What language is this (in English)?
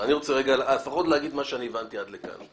Hebrew